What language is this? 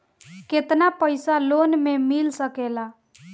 Bhojpuri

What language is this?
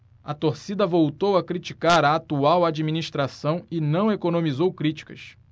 Portuguese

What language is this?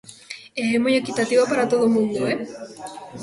Galician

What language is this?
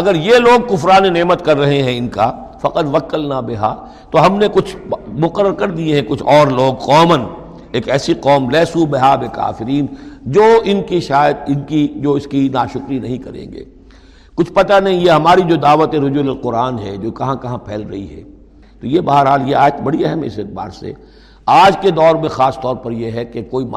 Urdu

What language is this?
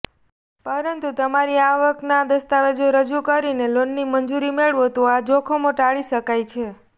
Gujarati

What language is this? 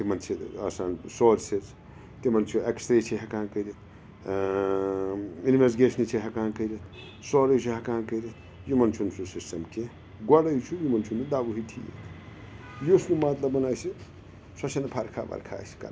Kashmiri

